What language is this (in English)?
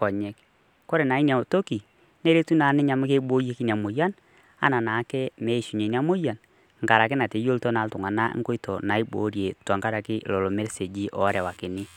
Masai